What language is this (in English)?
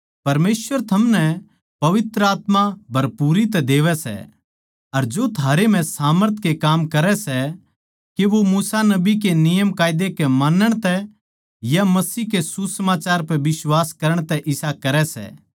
Haryanvi